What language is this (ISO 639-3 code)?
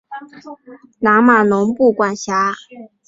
zho